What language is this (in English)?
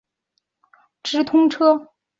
Chinese